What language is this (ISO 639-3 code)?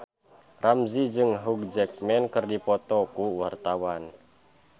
sun